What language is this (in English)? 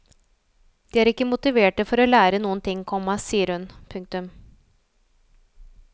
Norwegian